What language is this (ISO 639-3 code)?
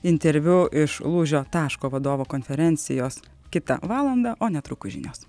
lit